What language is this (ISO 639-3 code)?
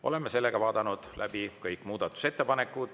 est